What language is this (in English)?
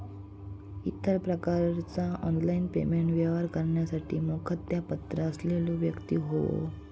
Marathi